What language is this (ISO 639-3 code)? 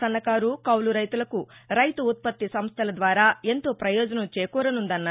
tel